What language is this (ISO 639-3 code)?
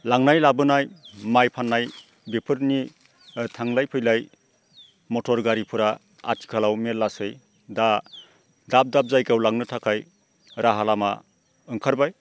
brx